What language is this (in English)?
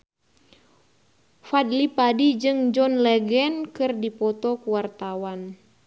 Sundanese